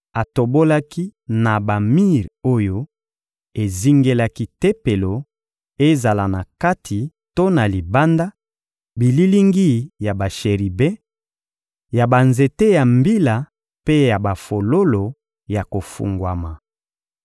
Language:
Lingala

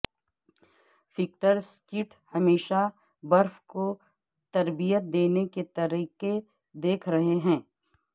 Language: Urdu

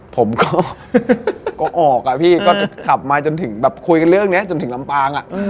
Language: Thai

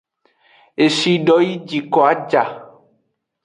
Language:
Aja (Benin)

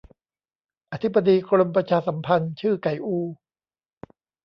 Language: Thai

